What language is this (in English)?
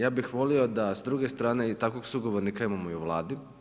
Croatian